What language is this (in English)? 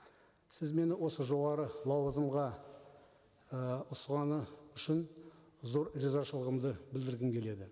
Kazakh